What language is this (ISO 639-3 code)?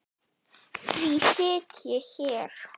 isl